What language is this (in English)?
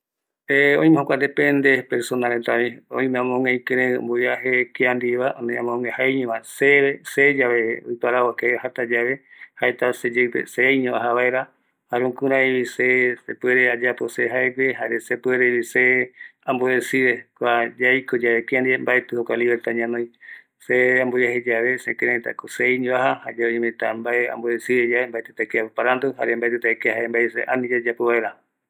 Eastern Bolivian Guaraní